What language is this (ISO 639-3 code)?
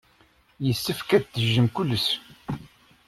kab